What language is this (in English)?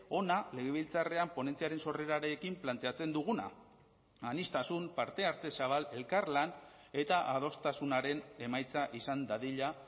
Basque